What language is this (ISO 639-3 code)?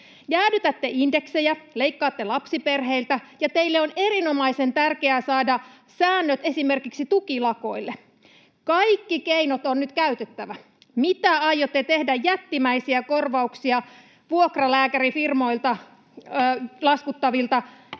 fin